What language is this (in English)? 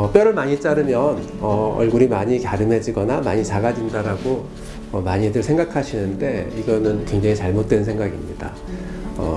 Korean